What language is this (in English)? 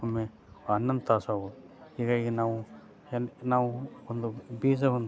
Kannada